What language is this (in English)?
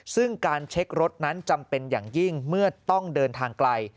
Thai